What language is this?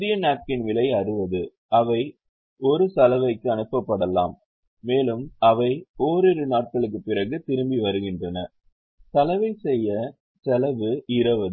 Tamil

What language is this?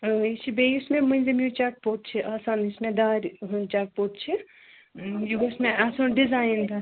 Kashmiri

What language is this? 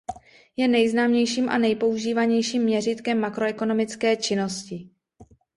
Czech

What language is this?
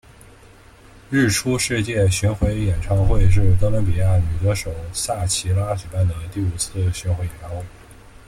Chinese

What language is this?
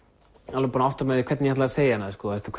Icelandic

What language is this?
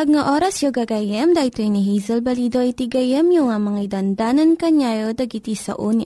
Filipino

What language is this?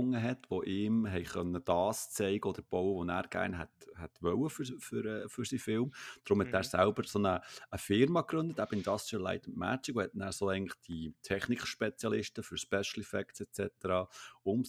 German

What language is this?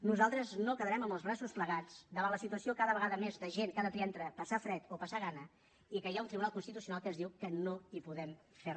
Catalan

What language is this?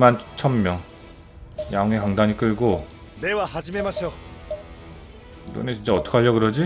Korean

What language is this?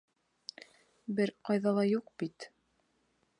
Bashkir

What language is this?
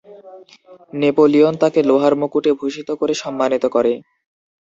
Bangla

